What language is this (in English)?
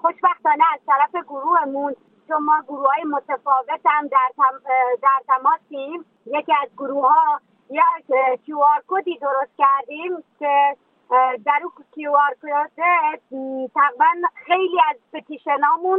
Persian